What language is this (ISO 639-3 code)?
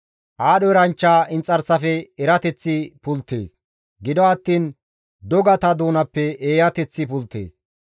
gmv